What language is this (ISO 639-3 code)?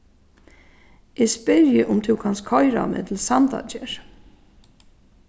fao